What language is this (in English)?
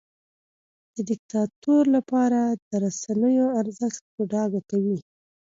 Pashto